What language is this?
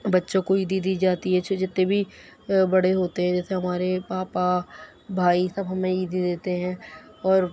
Urdu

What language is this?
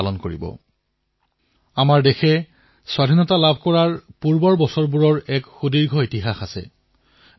Assamese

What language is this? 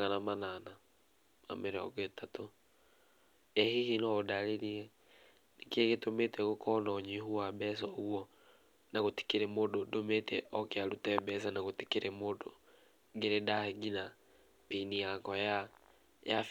Kikuyu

